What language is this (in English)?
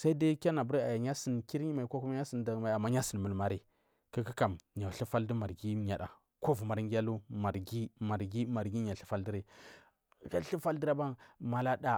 Marghi South